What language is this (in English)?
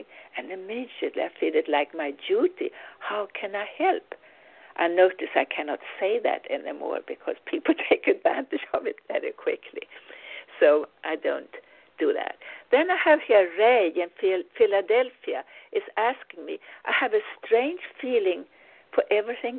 English